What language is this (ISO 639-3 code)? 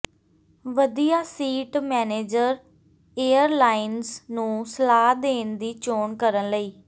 pan